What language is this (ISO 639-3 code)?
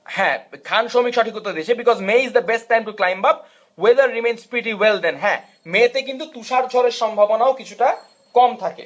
ben